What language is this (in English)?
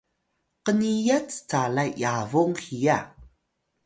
Atayal